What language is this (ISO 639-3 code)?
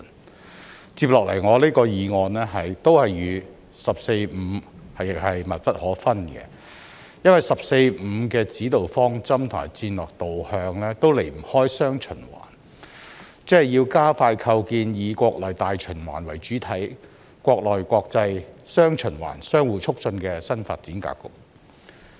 yue